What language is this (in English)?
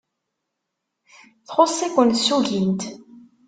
Kabyle